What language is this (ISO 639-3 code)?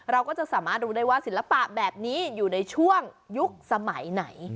tha